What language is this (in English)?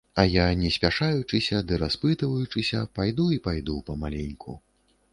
Belarusian